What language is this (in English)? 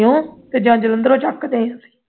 Punjabi